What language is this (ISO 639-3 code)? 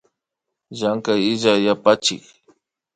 qvi